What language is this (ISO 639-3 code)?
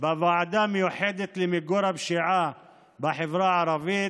heb